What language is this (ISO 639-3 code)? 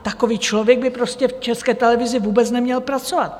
ces